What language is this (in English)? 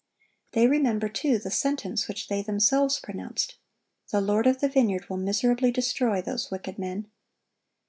English